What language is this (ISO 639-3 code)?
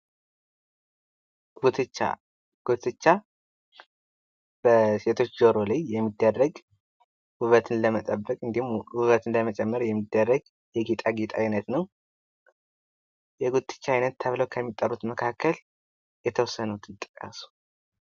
amh